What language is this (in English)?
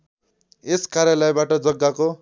Nepali